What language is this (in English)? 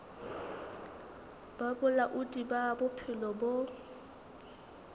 Southern Sotho